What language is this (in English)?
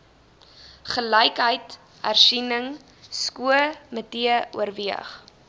Afrikaans